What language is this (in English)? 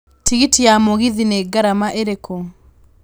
Kikuyu